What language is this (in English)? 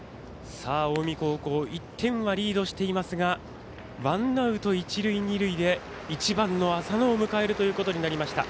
Japanese